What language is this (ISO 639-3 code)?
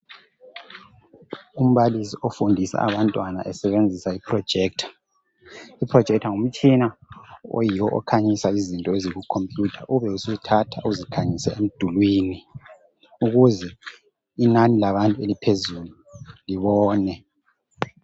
nde